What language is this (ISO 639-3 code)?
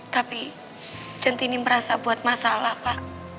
ind